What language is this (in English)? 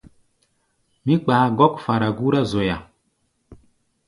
Gbaya